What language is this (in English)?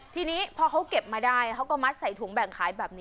Thai